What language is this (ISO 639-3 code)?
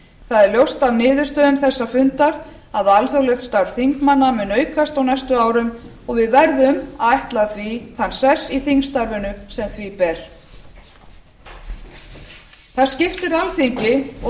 isl